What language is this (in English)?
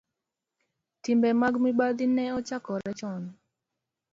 Luo (Kenya and Tanzania)